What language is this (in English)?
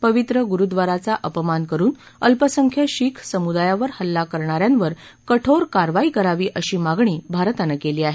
Marathi